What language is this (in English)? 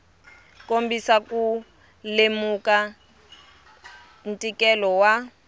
Tsonga